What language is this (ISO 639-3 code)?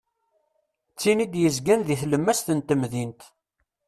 kab